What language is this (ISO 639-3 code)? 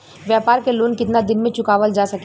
bho